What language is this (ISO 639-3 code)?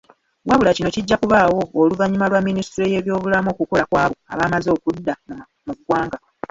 lug